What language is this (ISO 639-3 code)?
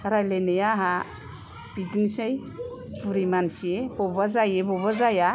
brx